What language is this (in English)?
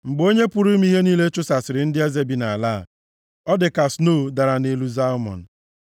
Igbo